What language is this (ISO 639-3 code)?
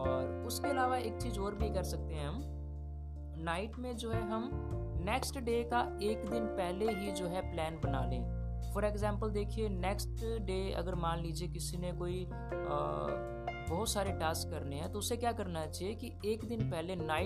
hin